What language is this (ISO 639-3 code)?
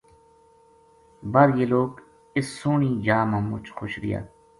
gju